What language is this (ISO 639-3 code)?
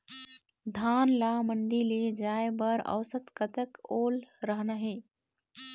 hne